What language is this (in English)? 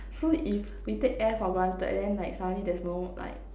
English